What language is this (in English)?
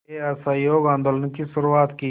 Hindi